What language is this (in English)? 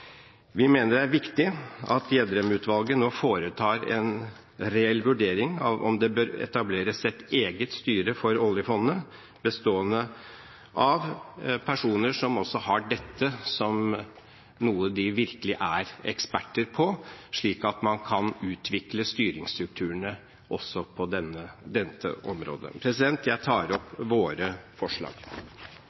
Norwegian Bokmål